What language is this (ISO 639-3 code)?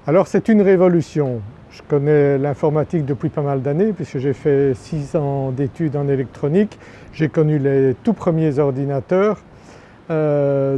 fra